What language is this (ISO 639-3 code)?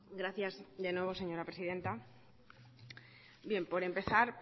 spa